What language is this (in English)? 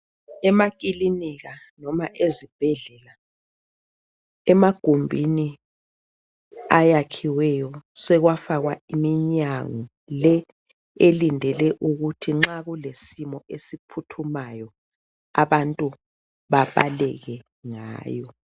North Ndebele